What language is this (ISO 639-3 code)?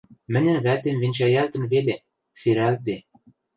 mrj